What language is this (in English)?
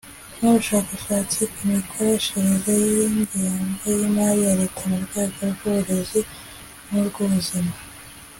Kinyarwanda